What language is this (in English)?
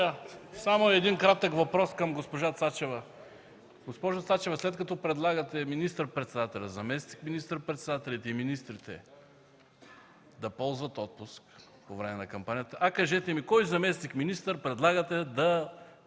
Bulgarian